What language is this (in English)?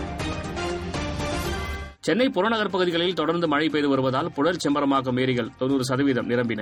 Tamil